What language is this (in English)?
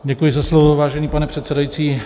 Czech